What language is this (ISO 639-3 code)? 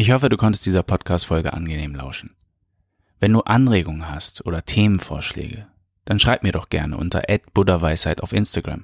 deu